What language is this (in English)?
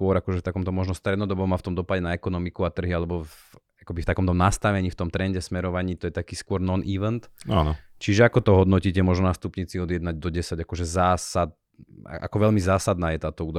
Slovak